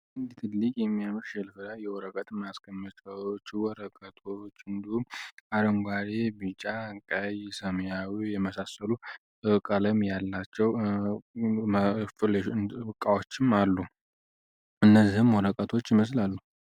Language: Amharic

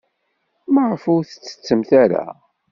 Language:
Kabyle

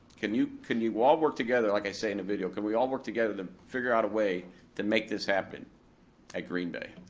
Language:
English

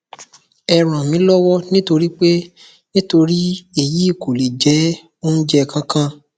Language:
Yoruba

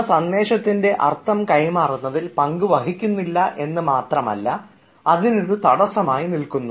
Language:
Malayalam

